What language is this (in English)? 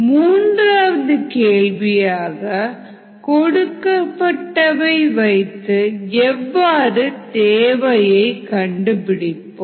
Tamil